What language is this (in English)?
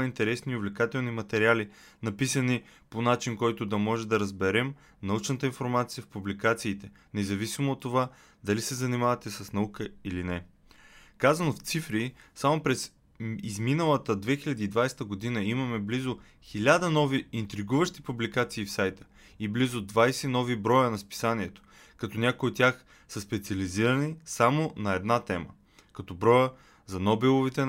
Bulgarian